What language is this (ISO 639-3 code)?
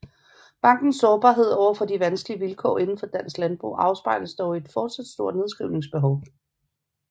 dan